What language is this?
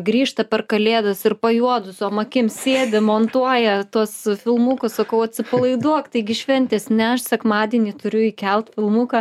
Lithuanian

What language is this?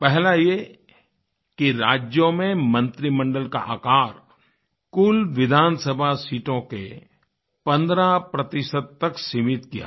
Hindi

